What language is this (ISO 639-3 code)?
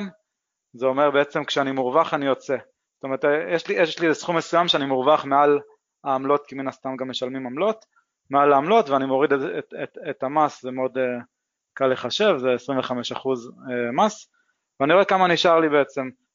heb